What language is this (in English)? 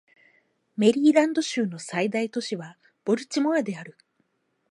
Japanese